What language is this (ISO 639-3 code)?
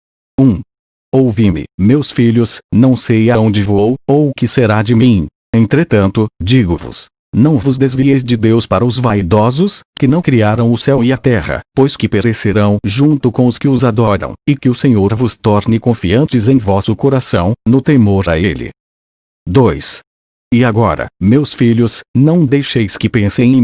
por